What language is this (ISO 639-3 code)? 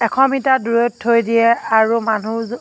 asm